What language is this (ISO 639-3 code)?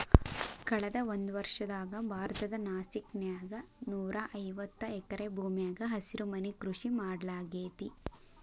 kan